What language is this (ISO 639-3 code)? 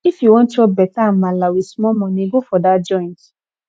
pcm